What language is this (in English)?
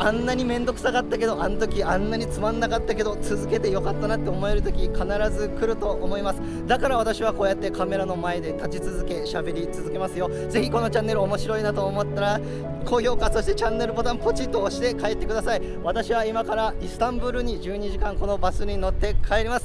Japanese